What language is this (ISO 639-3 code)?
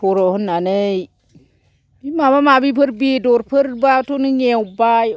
brx